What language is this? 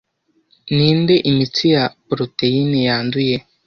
Kinyarwanda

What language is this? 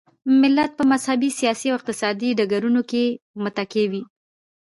Pashto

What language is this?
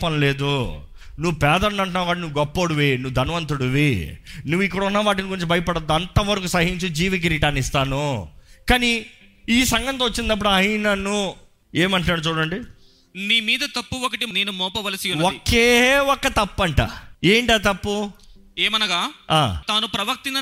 Telugu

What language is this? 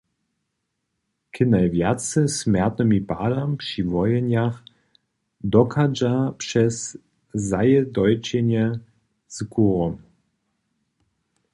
Upper Sorbian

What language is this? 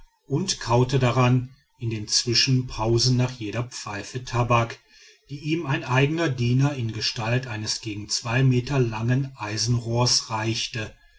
German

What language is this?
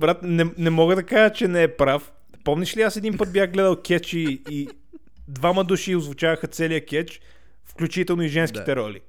Bulgarian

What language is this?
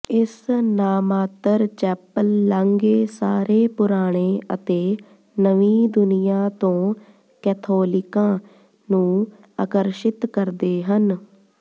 Punjabi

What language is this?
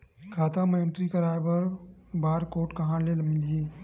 Chhattisgarhi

